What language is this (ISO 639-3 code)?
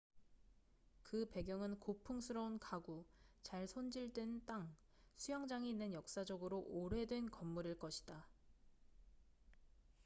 kor